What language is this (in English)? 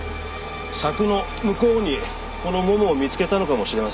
Japanese